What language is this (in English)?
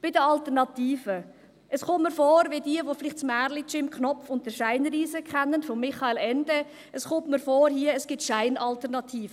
Swiss German